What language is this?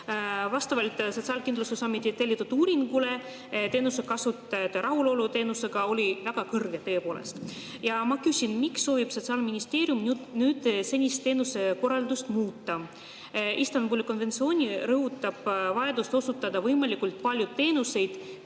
Estonian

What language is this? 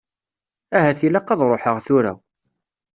Kabyle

